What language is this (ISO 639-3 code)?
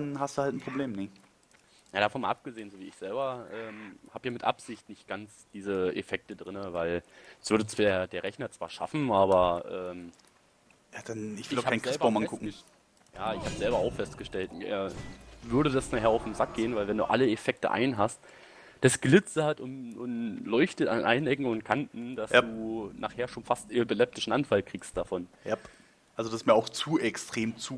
deu